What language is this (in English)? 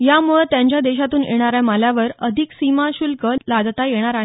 Marathi